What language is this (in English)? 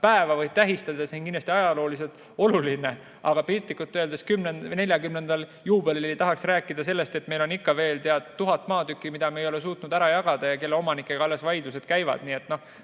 Estonian